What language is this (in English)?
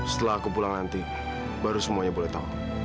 Indonesian